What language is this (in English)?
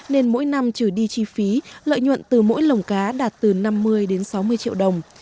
Vietnamese